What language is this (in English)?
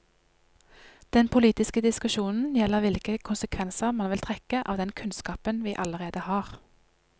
Norwegian